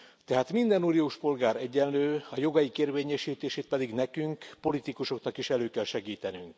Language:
Hungarian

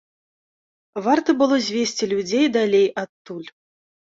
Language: Belarusian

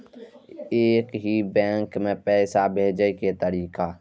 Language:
Maithili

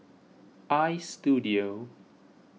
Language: English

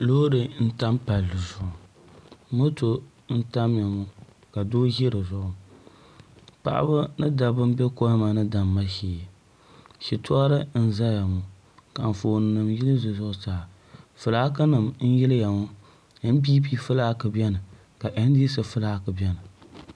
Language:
Dagbani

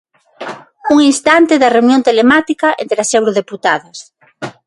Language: Galician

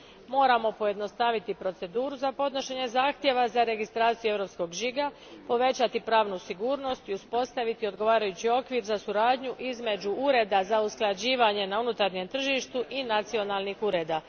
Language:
Croatian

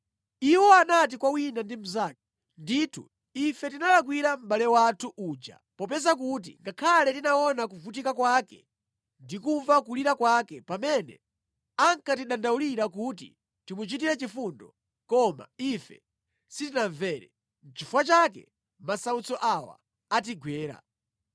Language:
Nyanja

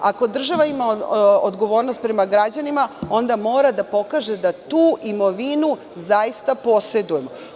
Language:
Serbian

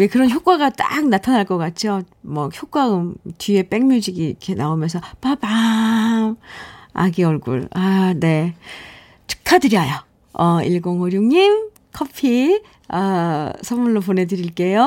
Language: Korean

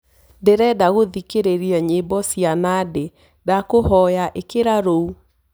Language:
Kikuyu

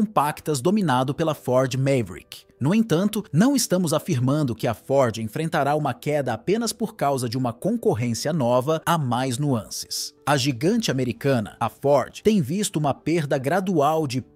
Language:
Portuguese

